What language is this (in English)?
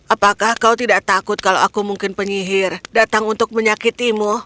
Indonesian